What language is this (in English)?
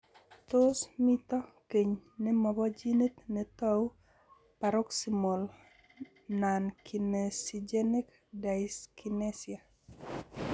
Kalenjin